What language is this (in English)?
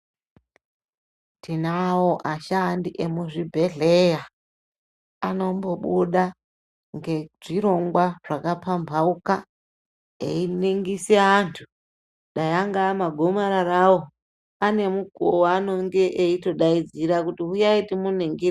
Ndau